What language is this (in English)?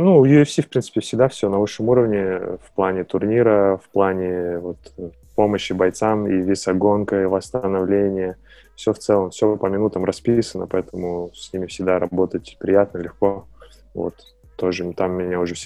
Russian